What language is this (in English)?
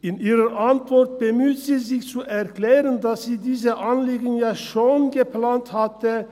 Swiss German